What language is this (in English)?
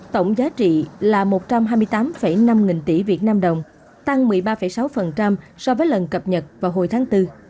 Vietnamese